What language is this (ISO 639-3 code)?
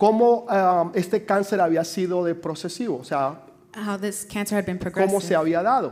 spa